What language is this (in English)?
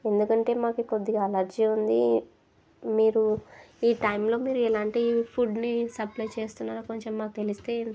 Telugu